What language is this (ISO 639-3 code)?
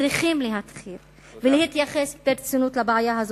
heb